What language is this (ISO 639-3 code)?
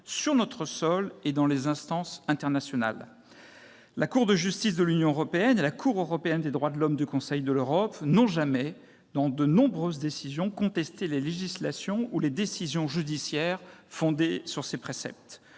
fra